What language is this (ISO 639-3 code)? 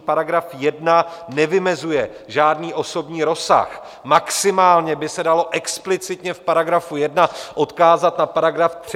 ces